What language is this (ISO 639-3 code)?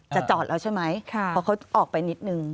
tha